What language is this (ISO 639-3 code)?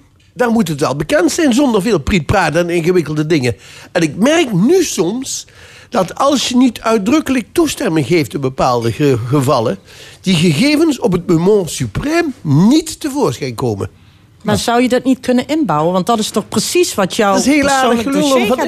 nld